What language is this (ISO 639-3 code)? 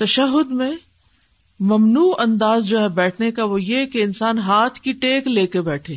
urd